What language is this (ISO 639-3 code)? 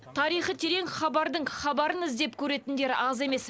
kaz